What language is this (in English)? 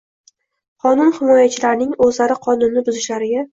Uzbek